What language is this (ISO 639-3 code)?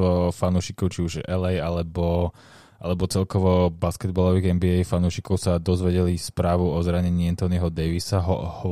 slk